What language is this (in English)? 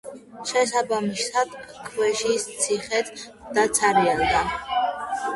Georgian